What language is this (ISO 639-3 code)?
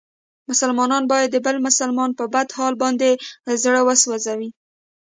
pus